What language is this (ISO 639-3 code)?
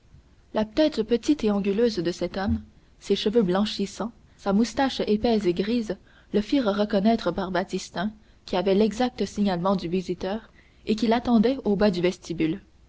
fra